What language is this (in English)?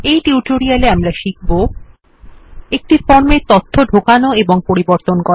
Bangla